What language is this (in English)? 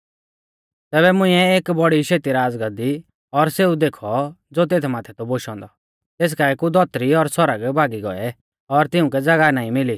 Mahasu Pahari